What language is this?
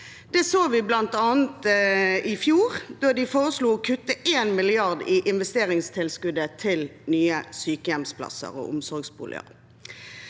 Norwegian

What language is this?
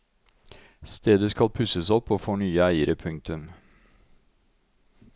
Norwegian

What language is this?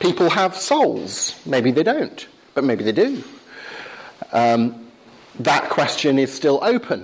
English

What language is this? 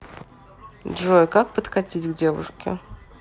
Russian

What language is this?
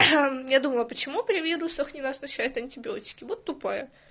Russian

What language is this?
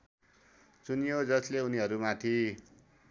Nepali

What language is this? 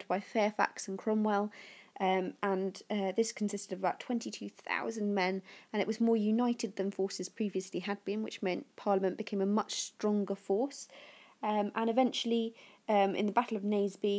English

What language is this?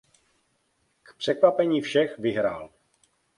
Czech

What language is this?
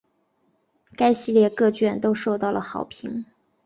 Chinese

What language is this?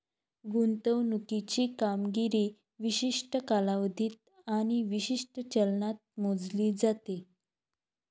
Marathi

